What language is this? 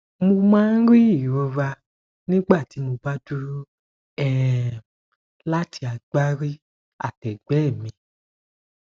Yoruba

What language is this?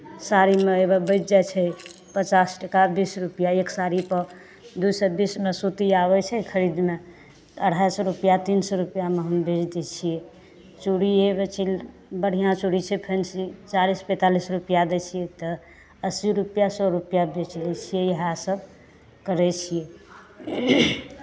Maithili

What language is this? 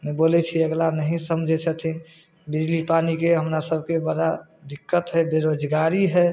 Maithili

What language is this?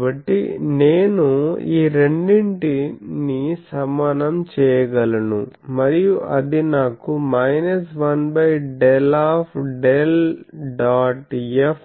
Telugu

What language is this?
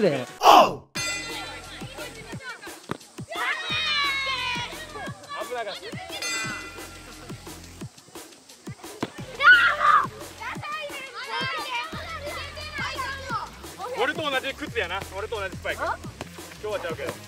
Japanese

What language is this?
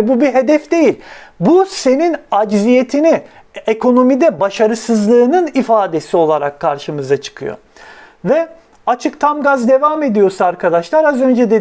Turkish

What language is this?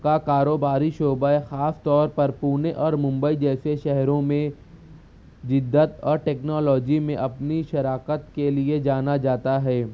Urdu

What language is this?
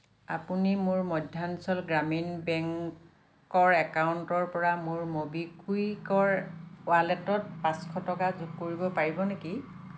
Assamese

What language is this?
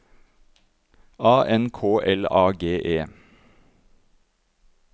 Norwegian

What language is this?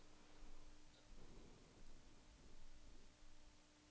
Norwegian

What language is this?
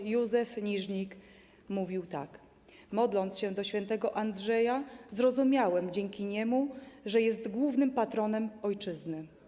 Polish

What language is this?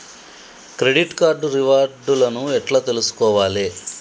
Telugu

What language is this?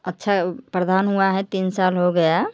Hindi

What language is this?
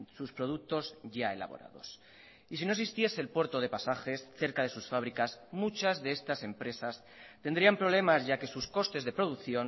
Spanish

